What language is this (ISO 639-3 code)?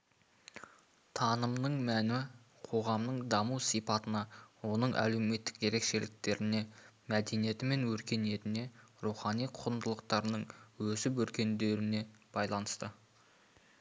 kaz